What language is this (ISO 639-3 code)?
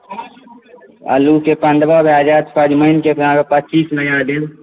mai